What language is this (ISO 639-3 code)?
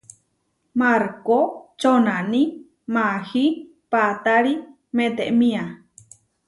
var